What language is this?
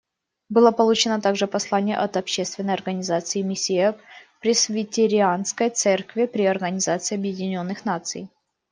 Russian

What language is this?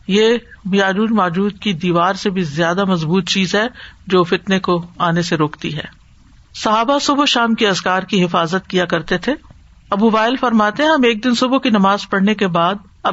Urdu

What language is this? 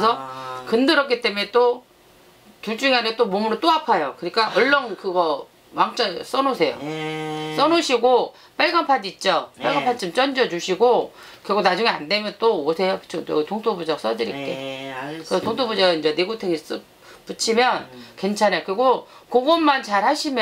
Korean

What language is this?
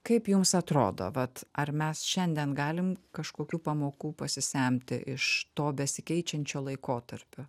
Lithuanian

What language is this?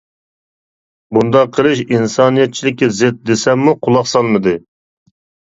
Uyghur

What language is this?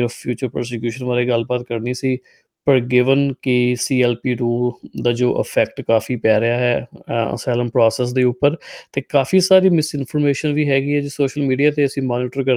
Punjabi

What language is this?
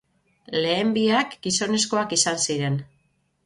Basque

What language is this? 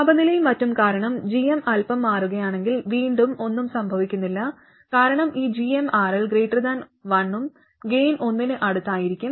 Malayalam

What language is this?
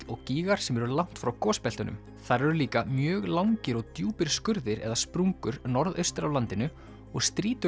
Icelandic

